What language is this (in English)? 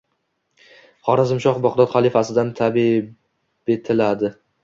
Uzbek